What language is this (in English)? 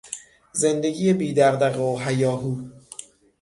Persian